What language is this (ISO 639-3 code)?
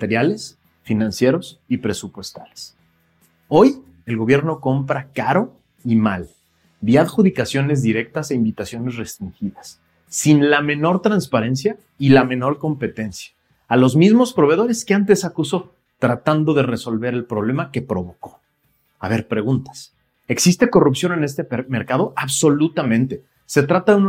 spa